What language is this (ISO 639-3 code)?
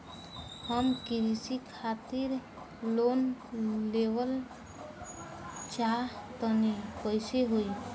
bho